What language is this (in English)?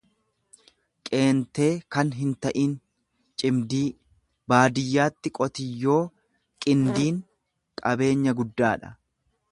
Oromo